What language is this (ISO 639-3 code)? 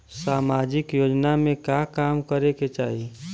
bho